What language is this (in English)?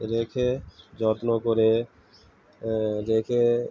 Bangla